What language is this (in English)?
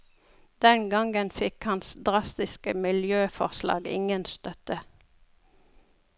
Norwegian